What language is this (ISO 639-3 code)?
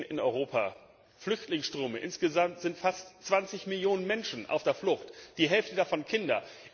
deu